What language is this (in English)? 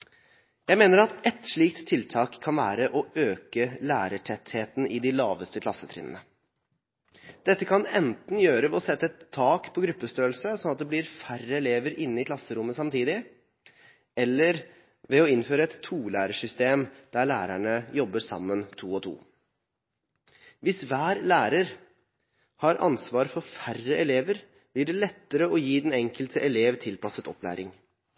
Norwegian Bokmål